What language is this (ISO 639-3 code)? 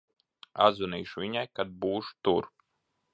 lav